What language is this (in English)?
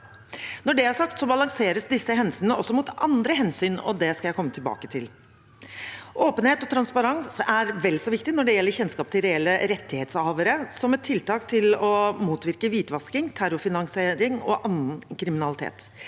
Norwegian